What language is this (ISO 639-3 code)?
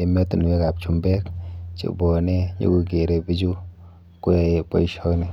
kln